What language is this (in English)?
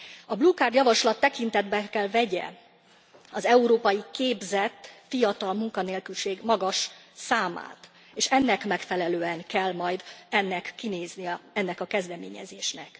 Hungarian